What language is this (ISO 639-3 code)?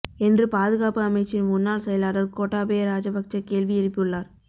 tam